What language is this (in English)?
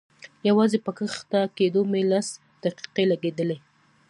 Pashto